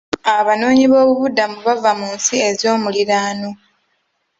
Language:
Ganda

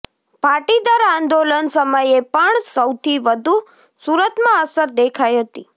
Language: Gujarati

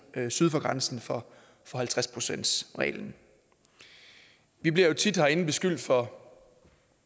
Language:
Danish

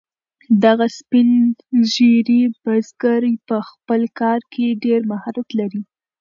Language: Pashto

